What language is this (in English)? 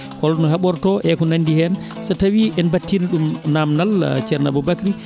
Fula